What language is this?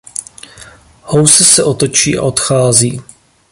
Czech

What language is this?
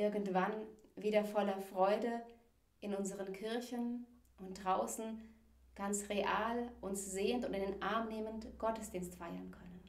German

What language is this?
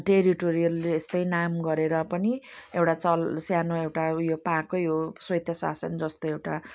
Nepali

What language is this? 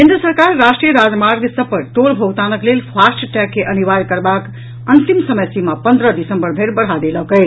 Maithili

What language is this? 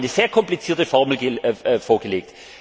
German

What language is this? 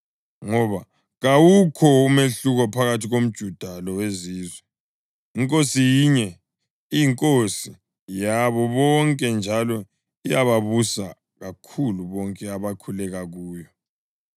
North Ndebele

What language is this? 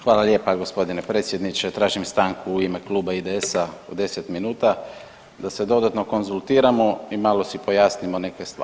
Croatian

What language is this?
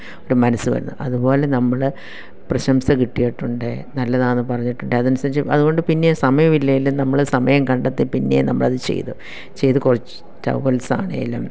Malayalam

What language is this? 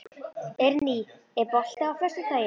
Icelandic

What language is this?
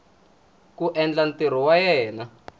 Tsonga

